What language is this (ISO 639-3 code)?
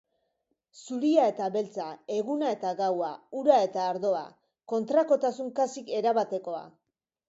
eus